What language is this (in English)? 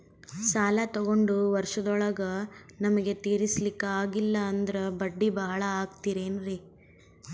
Kannada